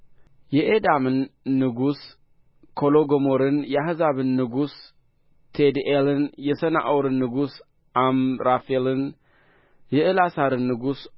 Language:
Amharic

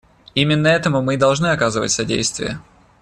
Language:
Russian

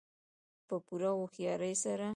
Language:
Pashto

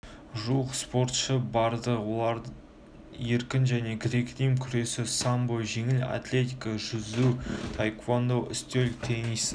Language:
Kazakh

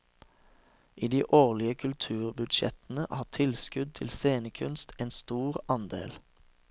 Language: Norwegian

